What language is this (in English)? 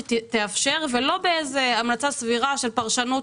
Hebrew